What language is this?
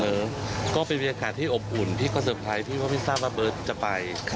Thai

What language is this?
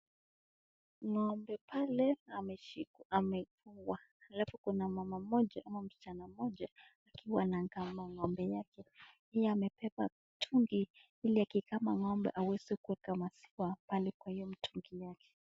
Swahili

